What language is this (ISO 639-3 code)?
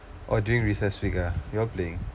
eng